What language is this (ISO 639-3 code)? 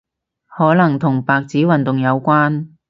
yue